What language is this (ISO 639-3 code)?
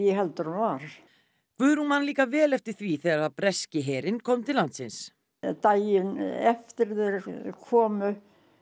isl